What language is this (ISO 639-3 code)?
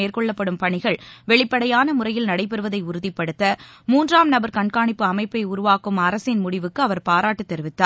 tam